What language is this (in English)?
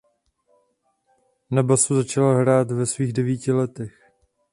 Czech